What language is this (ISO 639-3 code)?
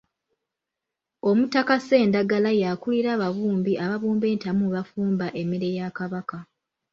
lug